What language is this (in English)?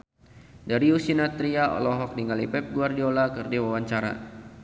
Sundanese